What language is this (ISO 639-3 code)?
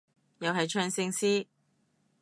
yue